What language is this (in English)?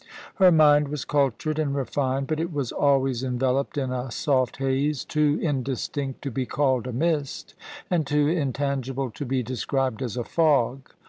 English